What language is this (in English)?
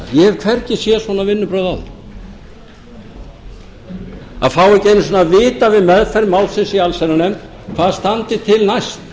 Icelandic